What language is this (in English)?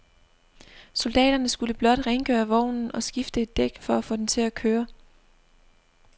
Danish